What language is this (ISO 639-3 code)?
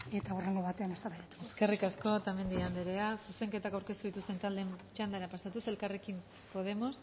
eus